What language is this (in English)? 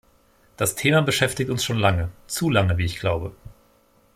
German